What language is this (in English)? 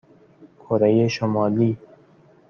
Persian